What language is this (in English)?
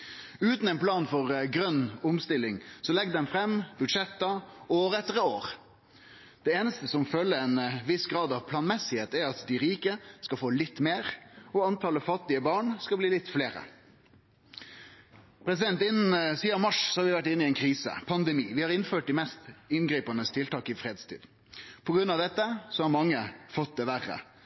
Norwegian Nynorsk